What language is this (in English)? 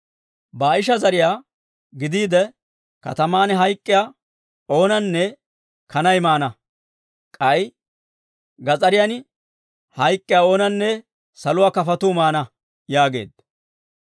Dawro